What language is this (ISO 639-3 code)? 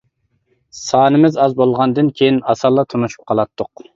uig